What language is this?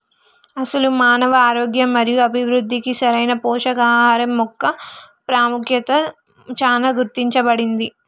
Telugu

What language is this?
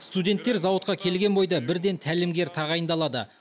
Kazakh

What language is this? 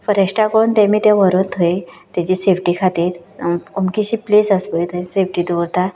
Konkani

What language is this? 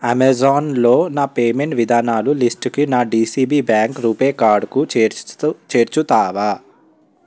Telugu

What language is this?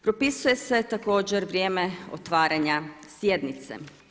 Croatian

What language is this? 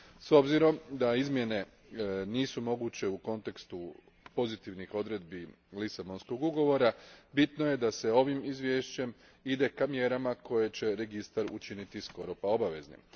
Croatian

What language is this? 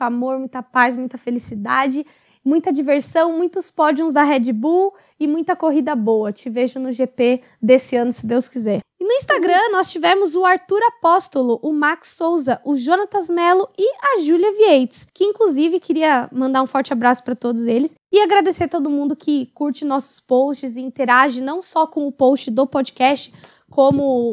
Portuguese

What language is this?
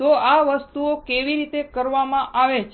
Gujarati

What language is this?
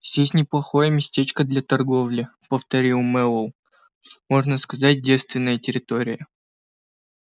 Russian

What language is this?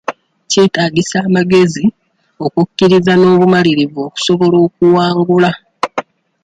Ganda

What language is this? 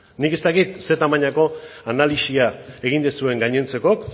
Basque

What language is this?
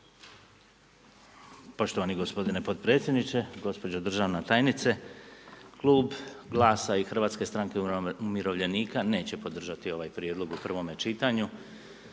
Croatian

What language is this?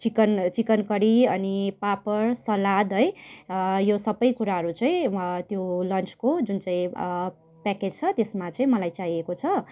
Nepali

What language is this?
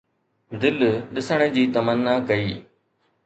Sindhi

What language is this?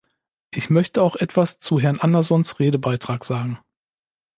German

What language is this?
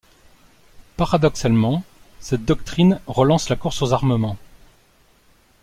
French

